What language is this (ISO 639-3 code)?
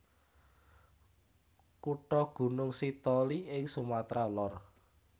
jav